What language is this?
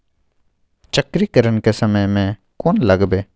Maithili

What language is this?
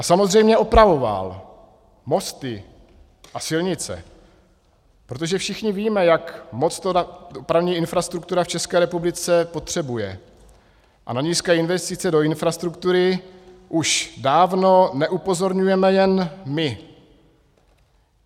Czech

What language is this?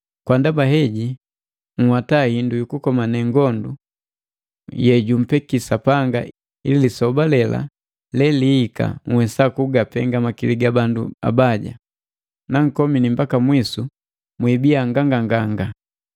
Matengo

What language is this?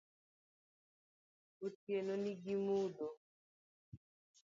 Luo (Kenya and Tanzania)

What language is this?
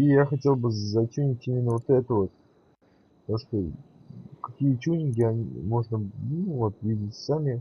Russian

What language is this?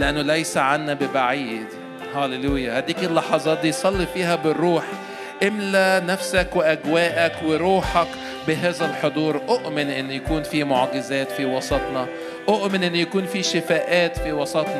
Arabic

